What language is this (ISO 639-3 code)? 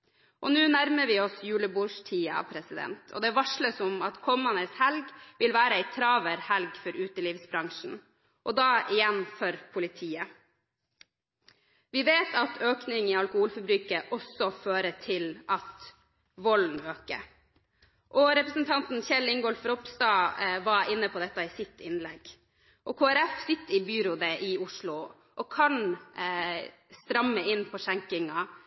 nob